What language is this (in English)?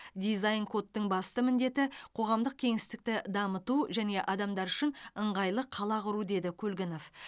Kazakh